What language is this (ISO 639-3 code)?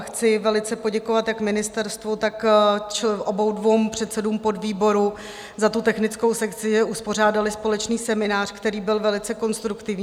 ces